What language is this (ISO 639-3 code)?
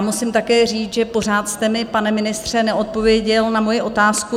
ces